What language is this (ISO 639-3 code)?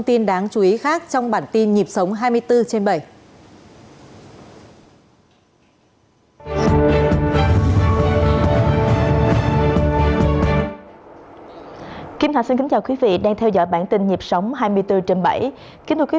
vie